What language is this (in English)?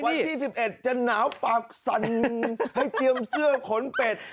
Thai